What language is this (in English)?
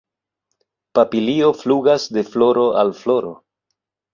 Esperanto